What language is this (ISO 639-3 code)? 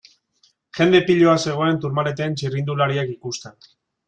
eus